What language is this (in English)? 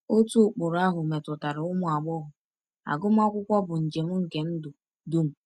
Igbo